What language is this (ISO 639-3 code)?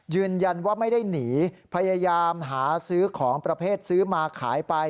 tha